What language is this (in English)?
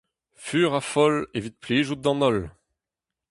Breton